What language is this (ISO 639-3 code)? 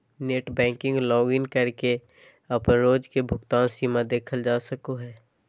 mag